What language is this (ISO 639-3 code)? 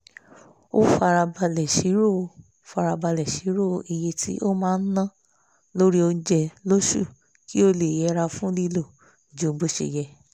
yor